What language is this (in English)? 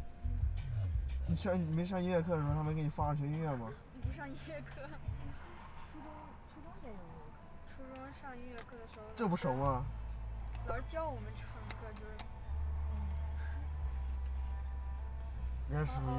Chinese